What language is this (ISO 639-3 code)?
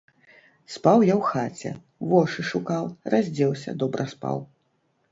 bel